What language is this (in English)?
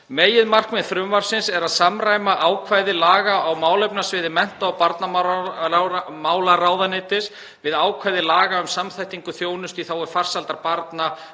Icelandic